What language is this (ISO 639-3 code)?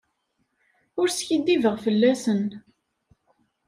kab